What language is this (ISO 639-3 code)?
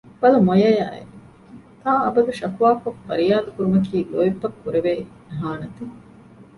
div